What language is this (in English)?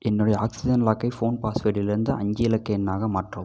Tamil